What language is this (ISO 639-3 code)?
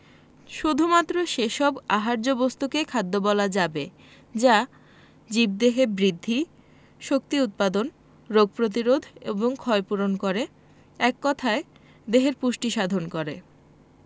ben